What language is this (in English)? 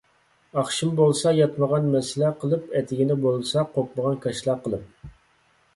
Uyghur